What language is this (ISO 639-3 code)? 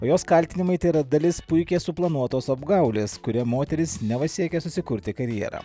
lit